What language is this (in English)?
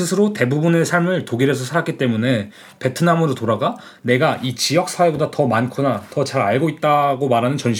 Korean